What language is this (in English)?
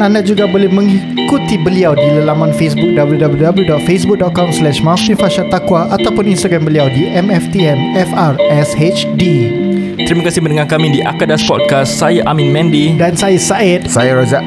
Malay